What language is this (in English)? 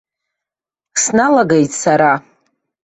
Abkhazian